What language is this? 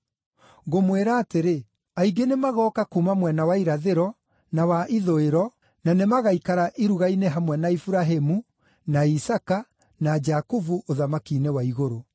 Kikuyu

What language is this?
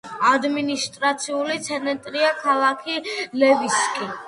Georgian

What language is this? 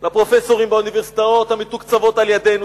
Hebrew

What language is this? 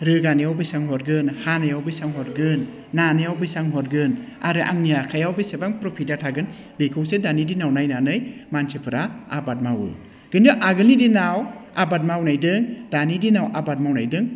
Bodo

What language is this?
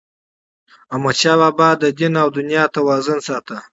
Pashto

